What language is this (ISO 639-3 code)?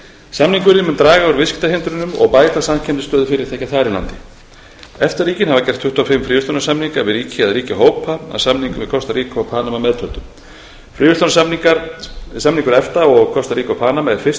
isl